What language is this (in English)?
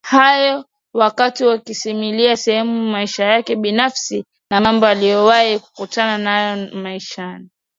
Swahili